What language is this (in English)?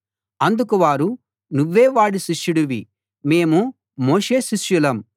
Telugu